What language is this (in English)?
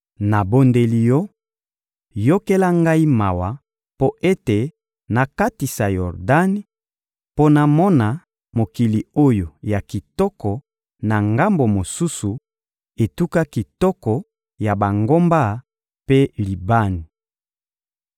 Lingala